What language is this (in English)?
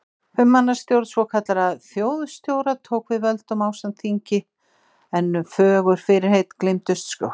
Icelandic